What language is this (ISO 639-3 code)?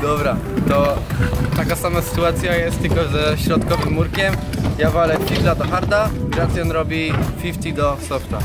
pol